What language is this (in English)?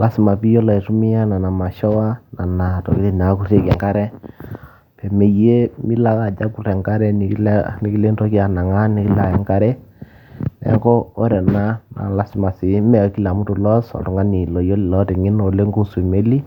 Masai